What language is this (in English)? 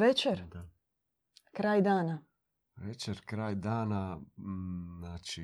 Croatian